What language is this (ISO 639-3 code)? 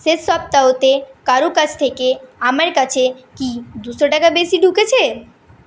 ben